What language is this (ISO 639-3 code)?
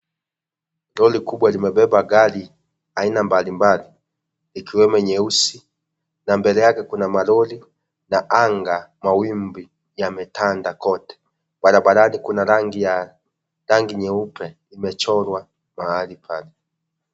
swa